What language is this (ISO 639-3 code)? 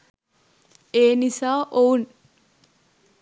sin